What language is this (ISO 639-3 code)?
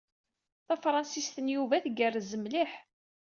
kab